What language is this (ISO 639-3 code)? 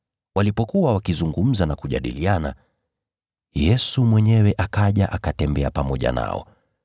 swa